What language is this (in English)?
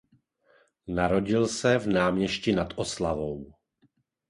Czech